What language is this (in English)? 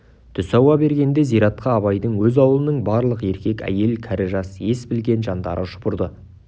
Kazakh